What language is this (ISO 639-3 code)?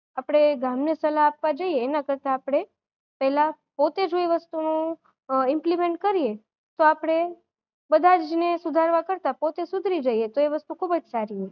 guj